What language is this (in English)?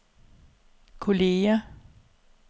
Danish